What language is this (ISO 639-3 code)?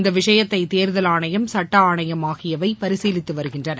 tam